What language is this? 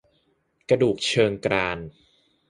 Thai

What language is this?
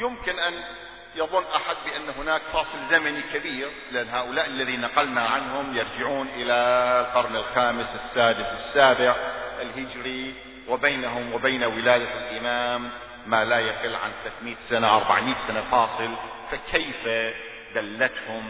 Arabic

